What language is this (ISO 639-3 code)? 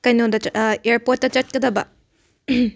mni